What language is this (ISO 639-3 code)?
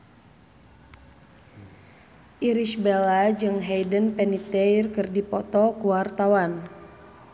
sun